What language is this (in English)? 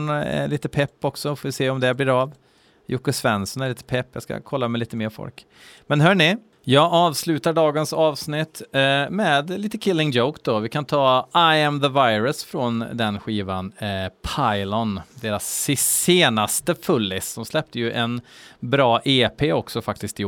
Swedish